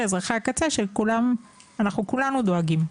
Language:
Hebrew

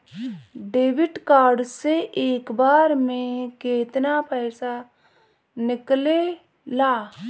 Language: Bhojpuri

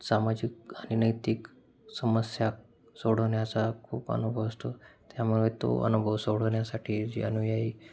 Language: Marathi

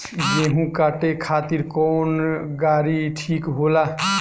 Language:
Bhojpuri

